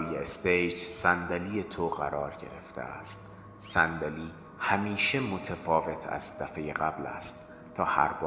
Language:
Persian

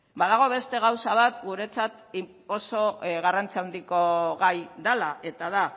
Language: Basque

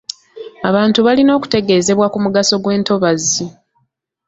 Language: Ganda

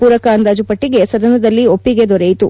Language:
Kannada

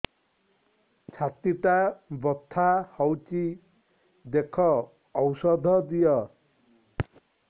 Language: Odia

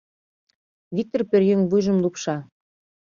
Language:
Mari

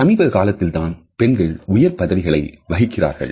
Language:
Tamil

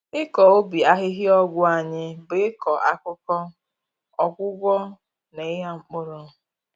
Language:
Igbo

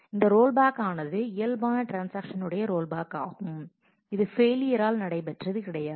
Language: Tamil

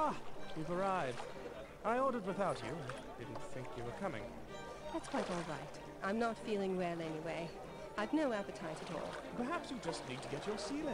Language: German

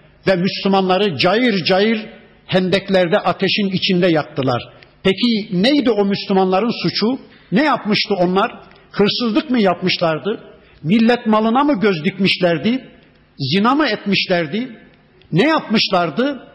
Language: Turkish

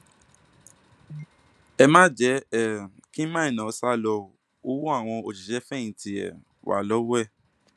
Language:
Yoruba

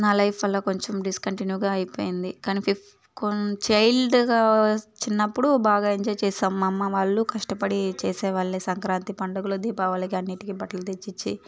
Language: Telugu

